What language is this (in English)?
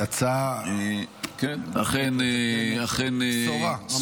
Hebrew